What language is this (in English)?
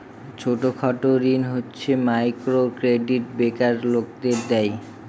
Bangla